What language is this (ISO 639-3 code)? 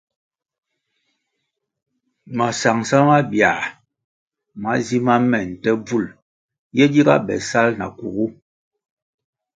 nmg